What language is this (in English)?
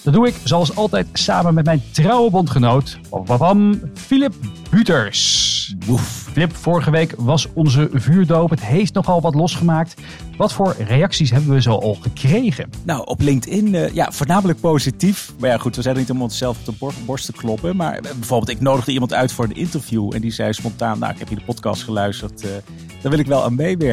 Dutch